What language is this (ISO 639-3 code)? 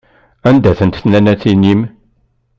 kab